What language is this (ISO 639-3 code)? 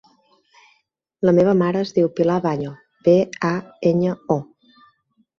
cat